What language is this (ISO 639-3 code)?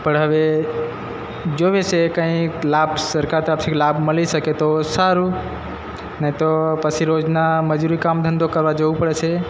guj